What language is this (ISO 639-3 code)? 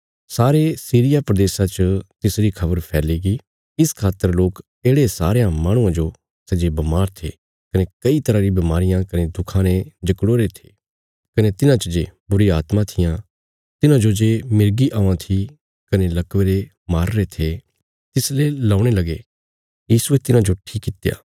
kfs